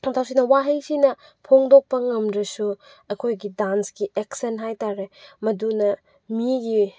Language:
Manipuri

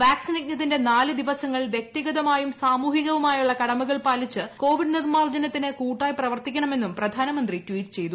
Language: Malayalam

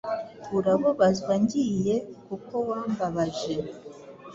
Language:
Kinyarwanda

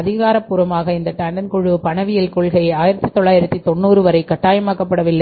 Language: Tamil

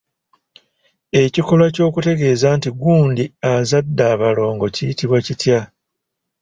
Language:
Ganda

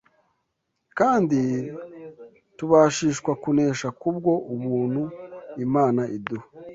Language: Kinyarwanda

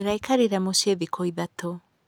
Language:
Kikuyu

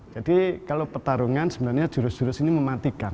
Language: Indonesian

